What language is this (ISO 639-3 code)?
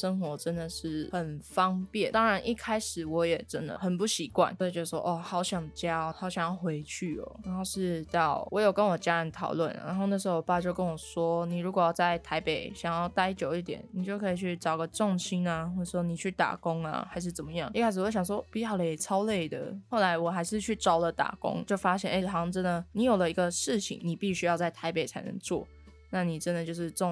zho